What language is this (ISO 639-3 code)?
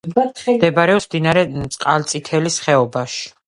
kat